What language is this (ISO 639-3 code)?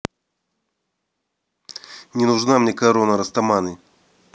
rus